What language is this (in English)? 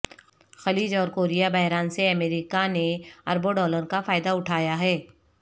Urdu